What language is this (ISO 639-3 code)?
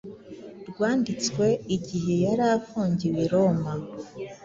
kin